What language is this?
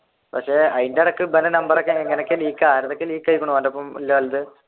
Malayalam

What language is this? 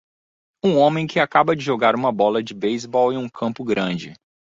Portuguese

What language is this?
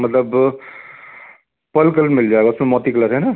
Hindi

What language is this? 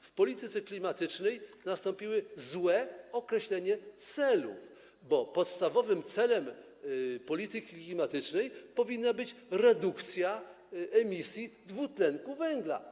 Polish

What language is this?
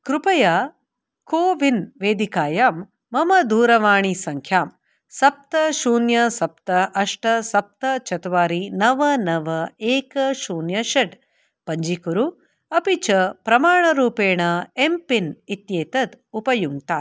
Sanskrit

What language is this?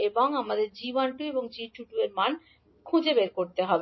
Bangla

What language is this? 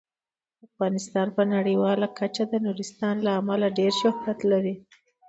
Pashto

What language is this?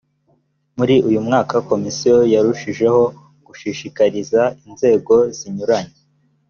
Kinyarwanda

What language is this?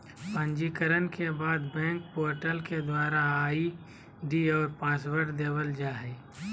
Magahi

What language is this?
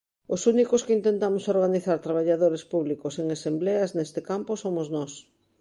Galician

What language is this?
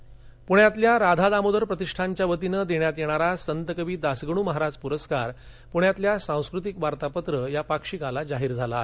Marathi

